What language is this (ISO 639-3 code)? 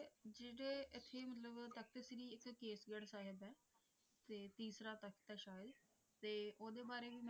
pan